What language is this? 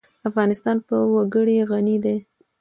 Pashto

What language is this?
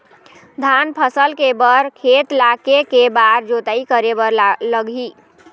Chhattisgarhi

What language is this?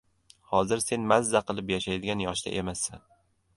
Uzbek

